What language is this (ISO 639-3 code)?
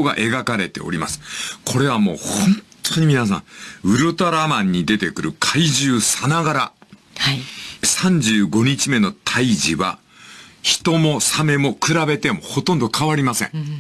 jpn